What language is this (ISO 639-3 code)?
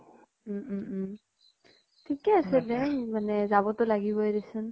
asm